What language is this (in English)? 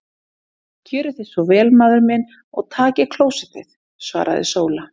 Icelandic